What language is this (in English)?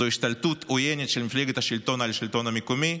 Hebrew